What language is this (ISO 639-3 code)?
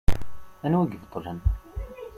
kab